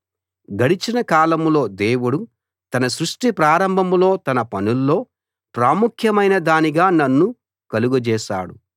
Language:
Telugu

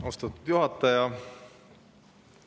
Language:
Estonian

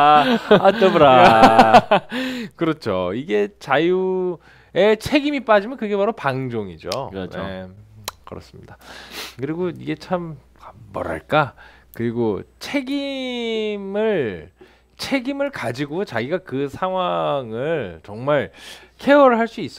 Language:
Korean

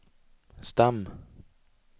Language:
Swedish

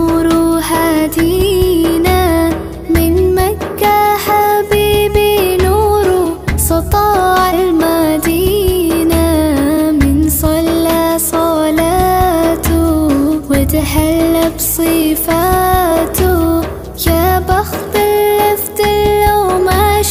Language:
Arabic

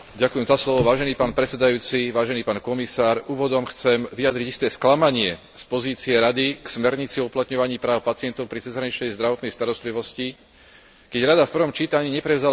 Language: Slovak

